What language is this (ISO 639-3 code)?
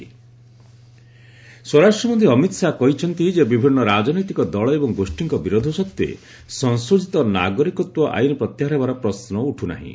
ori